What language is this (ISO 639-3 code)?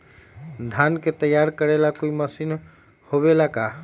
mag